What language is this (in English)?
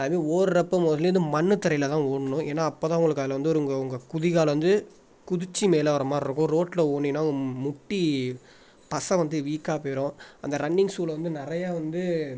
Tamil